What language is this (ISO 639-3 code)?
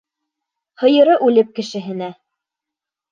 bak